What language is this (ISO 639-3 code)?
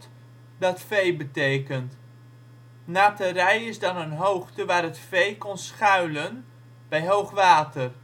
nld